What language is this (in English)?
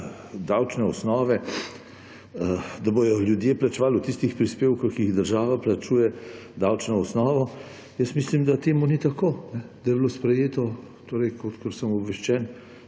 Slovenian